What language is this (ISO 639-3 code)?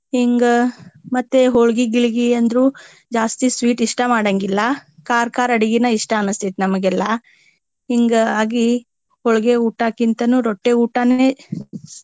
kan